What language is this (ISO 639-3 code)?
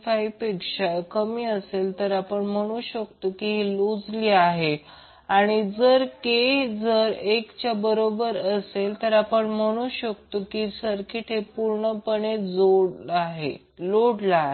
mar